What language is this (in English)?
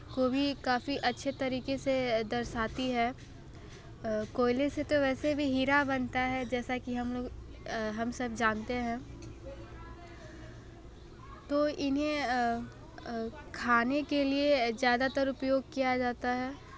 Hindi